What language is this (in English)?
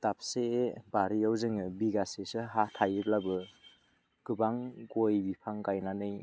Bodo